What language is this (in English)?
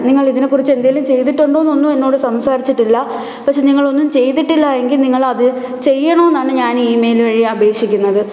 Malayalam